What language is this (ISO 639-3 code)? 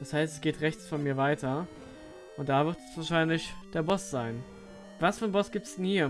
deu